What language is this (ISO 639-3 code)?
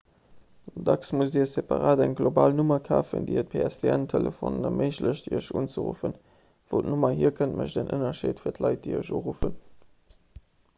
ltz